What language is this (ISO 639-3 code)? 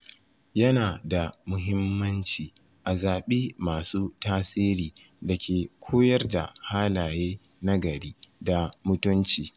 hau